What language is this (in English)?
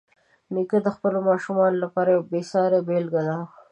Pashto